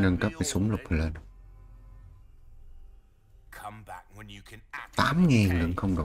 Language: Vietnamese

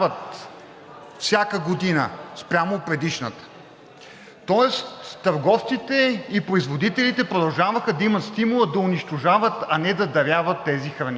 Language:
Bulgarian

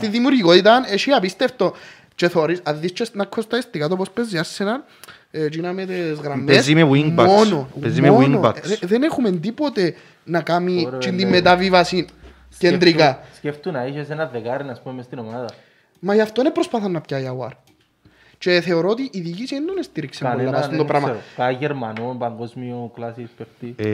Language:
Greek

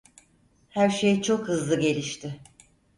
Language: Turkish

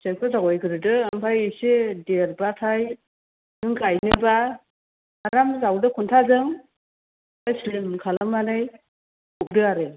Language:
Bodo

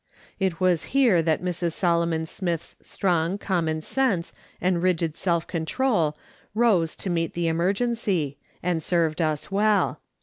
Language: English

